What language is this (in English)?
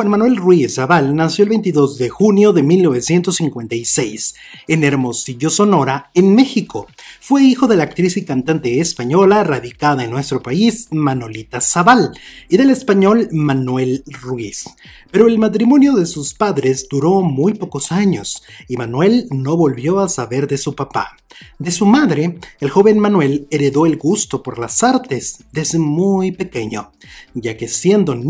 Spanish